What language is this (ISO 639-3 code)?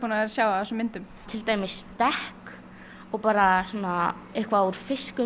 isl